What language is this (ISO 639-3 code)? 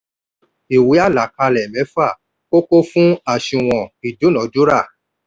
yor